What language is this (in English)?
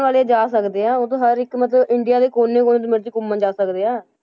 Punjabi